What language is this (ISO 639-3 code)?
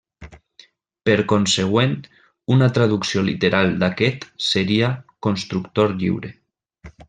cat